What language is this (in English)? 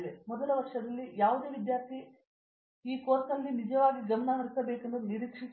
Kannada